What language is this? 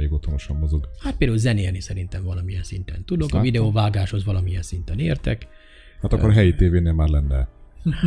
Hungarian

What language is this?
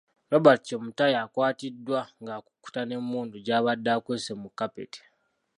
Ganda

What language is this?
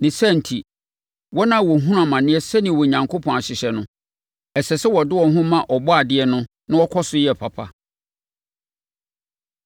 Akan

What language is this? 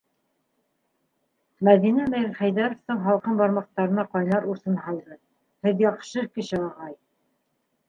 Bashkir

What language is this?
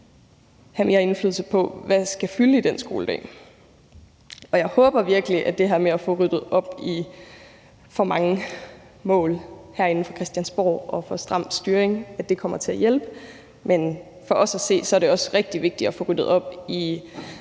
Danish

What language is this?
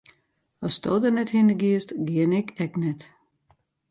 Western Frisian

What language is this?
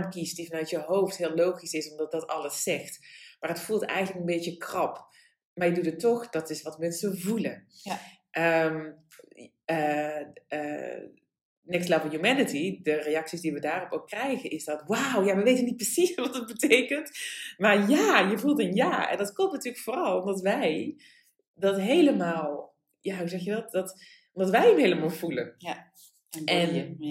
Dutch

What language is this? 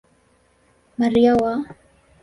Swahili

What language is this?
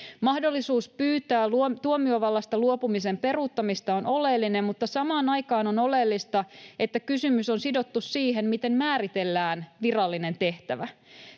Finnish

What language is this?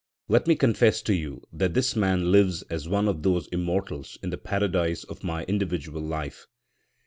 English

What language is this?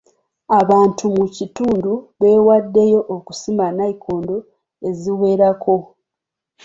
Ganda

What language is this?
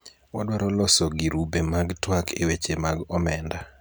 Luo (Kenya and Tanzania)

